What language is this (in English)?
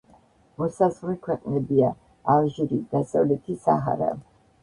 Georgian